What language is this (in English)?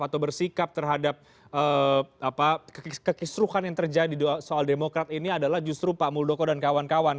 Indonesian